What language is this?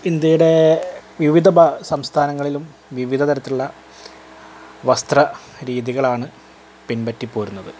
Malayalam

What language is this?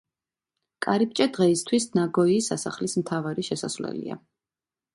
Georgian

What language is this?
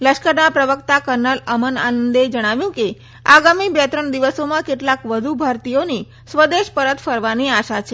Gujarati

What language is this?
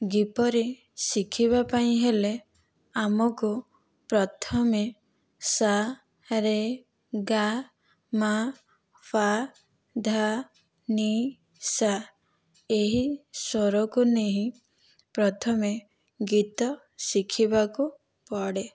Odia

